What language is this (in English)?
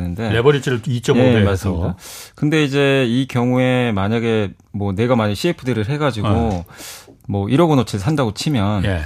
Korean